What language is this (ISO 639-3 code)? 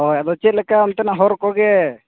sat